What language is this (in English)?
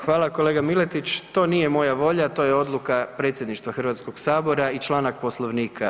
Croatian